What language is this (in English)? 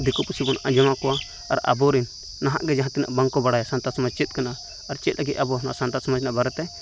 Santali